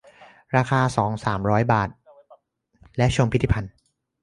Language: Thai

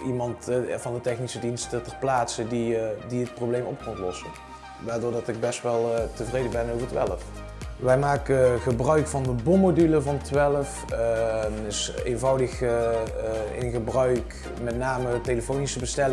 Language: Dutch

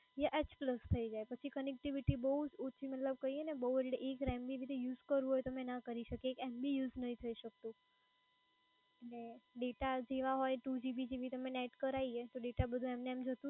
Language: Gujarati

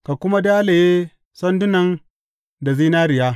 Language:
Hausa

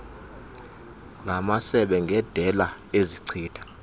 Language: Xhosa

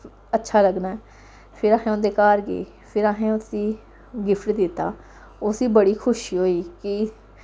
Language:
Dogri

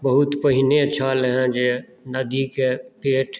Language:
Maithili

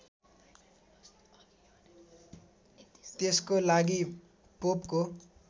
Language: Nepali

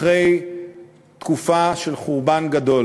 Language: Hebrew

